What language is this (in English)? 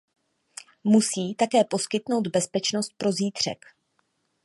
Czech